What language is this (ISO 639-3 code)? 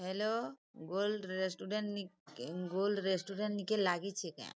ori